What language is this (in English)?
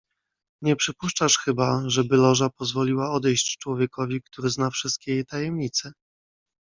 Polish